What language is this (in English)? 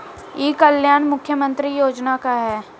Bhojpuri